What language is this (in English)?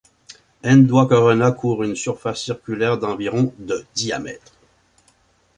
French